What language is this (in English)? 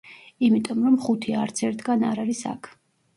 Georgian